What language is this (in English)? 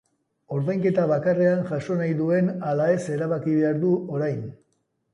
Basque